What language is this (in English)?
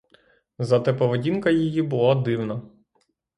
Ukrainian